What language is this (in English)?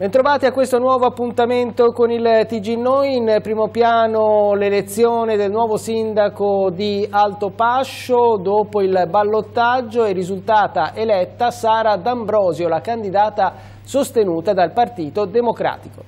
Italian